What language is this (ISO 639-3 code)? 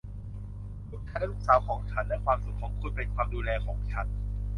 tha